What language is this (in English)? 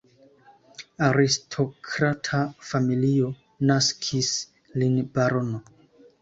Esperanto